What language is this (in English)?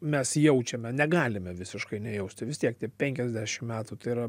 Lithuanian